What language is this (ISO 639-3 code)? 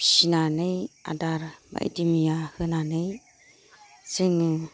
brx